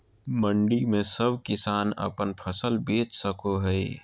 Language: Magahi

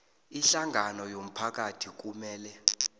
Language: South Ndebele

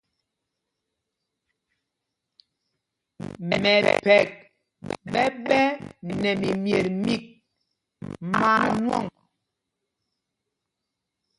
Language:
Mpumpong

